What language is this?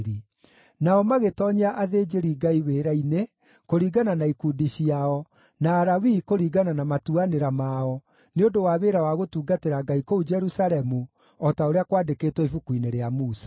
Kikuyu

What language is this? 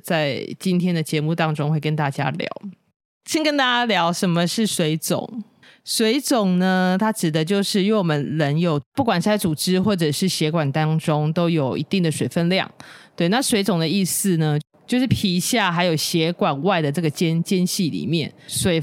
Chinese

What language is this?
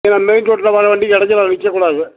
Tamil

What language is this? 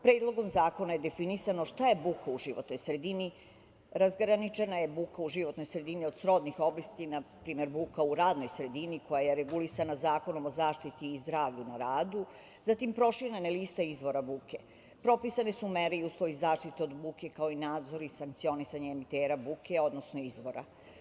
Serbian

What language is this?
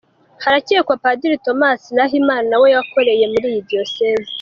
Kinyarwanda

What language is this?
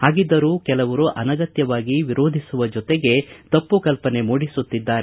Kannada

